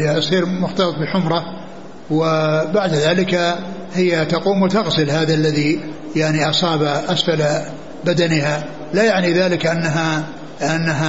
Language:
Arabic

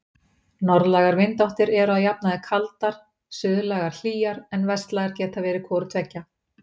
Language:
Icelandic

